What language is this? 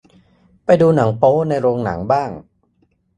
Thai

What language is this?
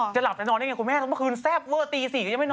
Thai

